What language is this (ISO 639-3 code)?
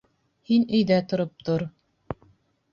bak